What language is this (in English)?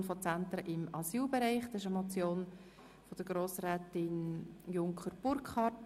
Swiss German